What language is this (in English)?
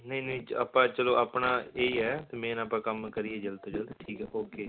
Punjabi